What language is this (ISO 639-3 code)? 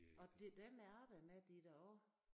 dan